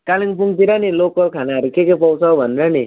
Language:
Nepali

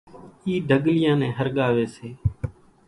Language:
Kachi Koli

